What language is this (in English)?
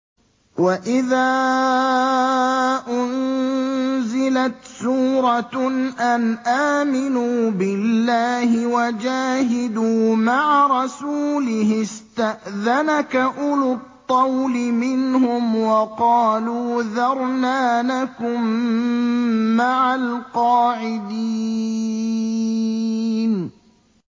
Arabic